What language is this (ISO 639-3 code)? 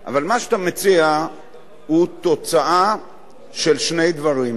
heb